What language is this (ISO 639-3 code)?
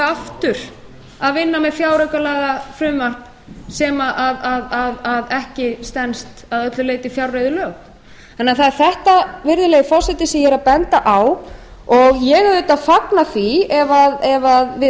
isl